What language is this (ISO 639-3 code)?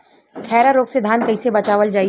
bho